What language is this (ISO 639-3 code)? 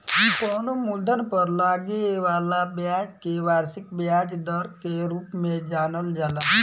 bho